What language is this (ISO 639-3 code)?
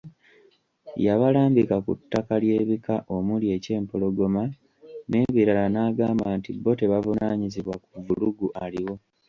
lug